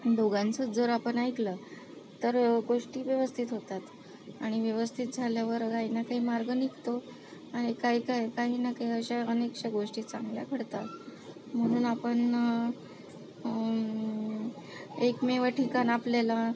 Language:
Marathi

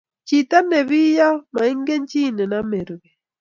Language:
Kalenjin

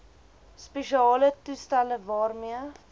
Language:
Afrikaans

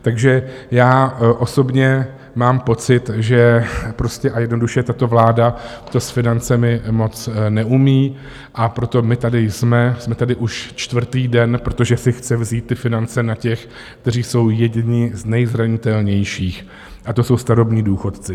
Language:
Czech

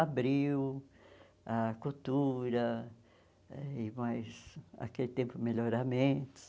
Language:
Portuguese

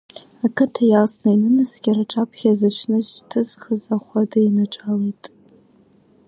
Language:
Abkhazian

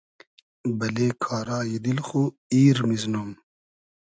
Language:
Hazaragi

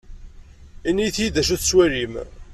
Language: Kabyle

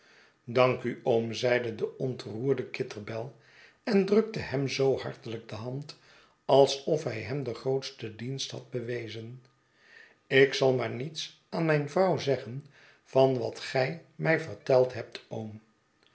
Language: Dutch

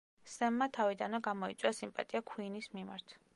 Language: Georgian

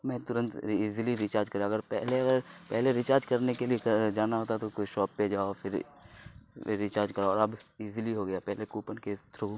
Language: Urdu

